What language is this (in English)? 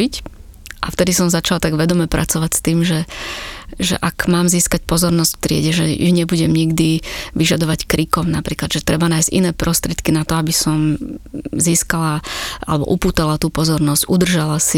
Slovak